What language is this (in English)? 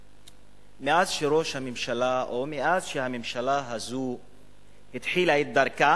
Hebrew